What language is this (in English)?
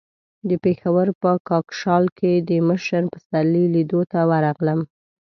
Pashto